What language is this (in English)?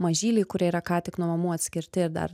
Lithuanian